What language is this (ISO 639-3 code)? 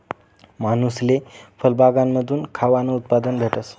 mar